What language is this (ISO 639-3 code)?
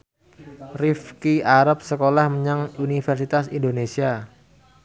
jav